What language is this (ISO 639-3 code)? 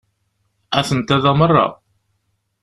kab